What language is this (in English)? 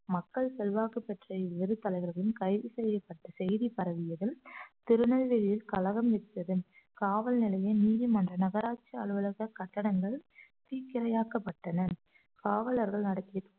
Tamil